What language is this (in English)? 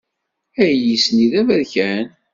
Kabyle